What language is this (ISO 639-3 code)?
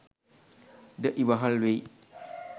sin